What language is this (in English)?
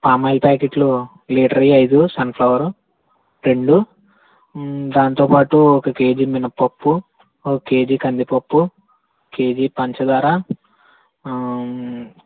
Telugu